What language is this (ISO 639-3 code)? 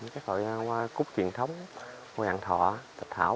vie